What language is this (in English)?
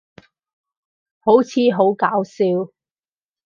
Cantonese